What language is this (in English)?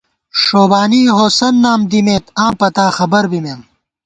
Gawar-Bati